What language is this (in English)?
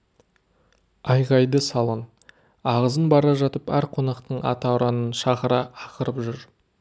Kazakh